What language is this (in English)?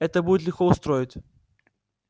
Russian